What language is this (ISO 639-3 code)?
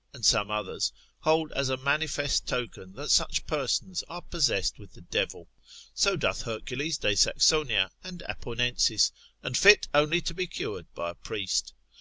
eng